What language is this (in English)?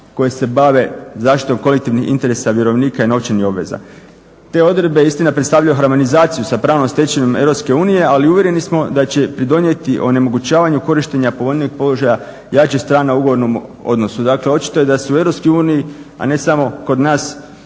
Croatian